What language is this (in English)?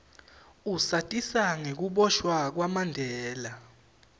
Swati